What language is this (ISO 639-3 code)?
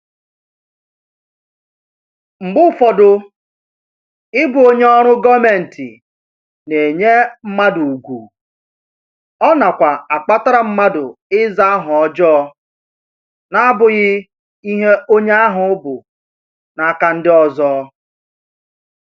ibo